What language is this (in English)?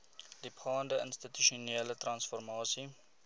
Afrikaans